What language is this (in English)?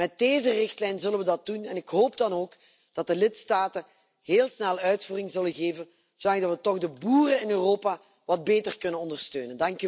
Dutch